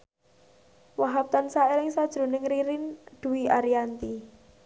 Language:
Javanese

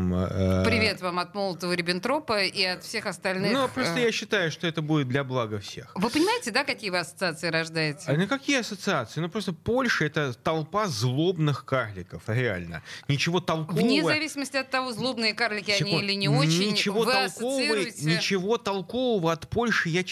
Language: Russian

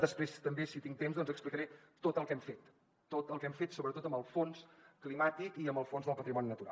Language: Catalan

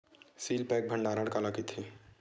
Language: Chhattisgarhi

